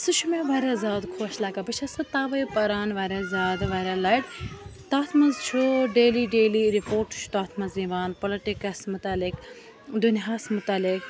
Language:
Kashmiri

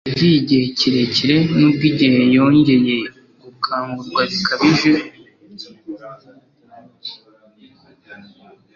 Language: Kinyarwanda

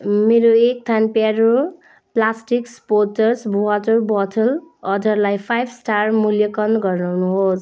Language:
Nepali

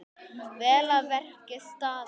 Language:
Icelandic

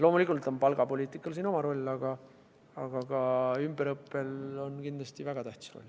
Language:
Estonian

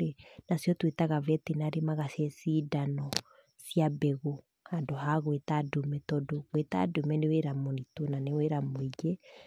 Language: Kikuyu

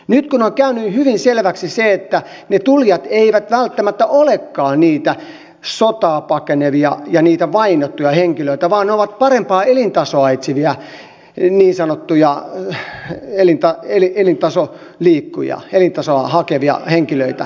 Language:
Finnish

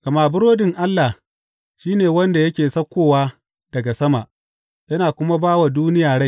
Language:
Hausa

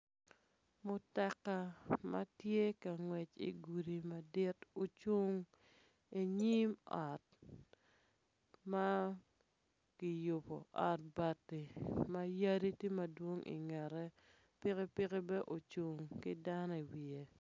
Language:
Acoli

